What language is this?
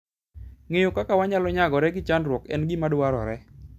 Luo (Kenya and Tanzania)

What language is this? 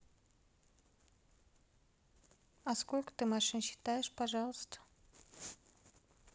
Russian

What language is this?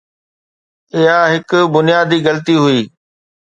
Sindhi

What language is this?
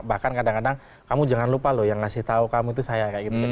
Indonesian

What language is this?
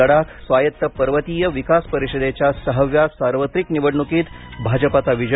Marathi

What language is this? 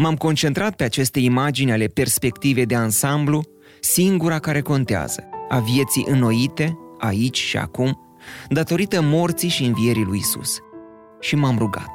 Romanian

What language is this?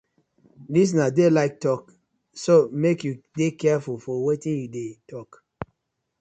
Nigerian Pidgin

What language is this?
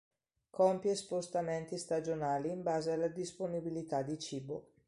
Italian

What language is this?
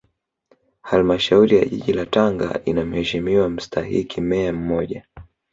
Swahili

